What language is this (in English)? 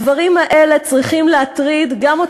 Hebrew